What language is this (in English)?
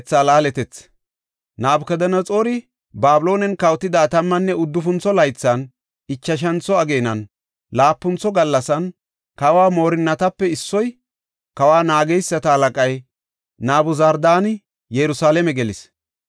Gofa